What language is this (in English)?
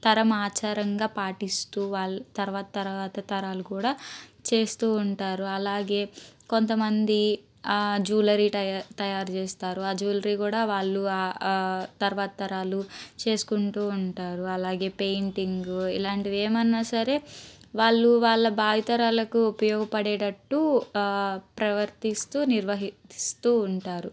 Telugu